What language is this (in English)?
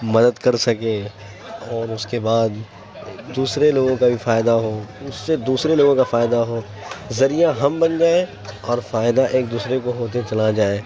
Urdu